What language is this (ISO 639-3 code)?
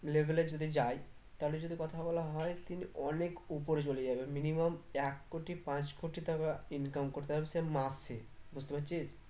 ben